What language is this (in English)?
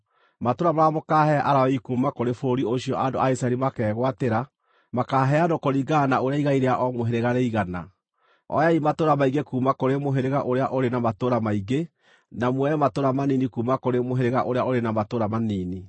Kikuyu